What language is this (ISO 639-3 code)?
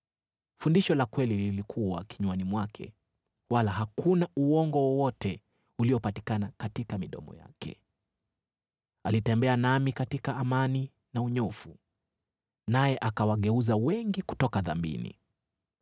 swa